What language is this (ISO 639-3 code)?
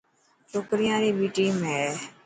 mki